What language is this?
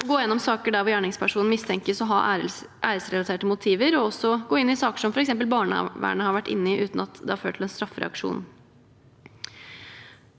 Norwegian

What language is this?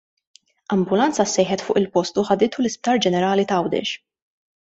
Maltese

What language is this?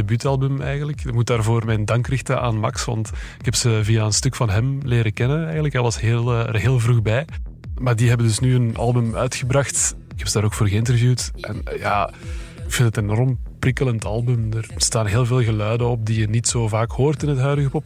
Dutch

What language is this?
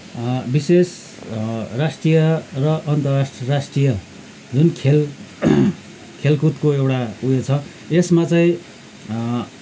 Nepali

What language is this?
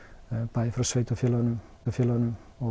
Icelandic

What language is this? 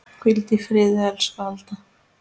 Icelandic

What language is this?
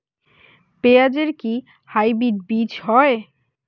Bangla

